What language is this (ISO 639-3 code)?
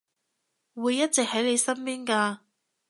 yue